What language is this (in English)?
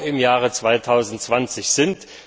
German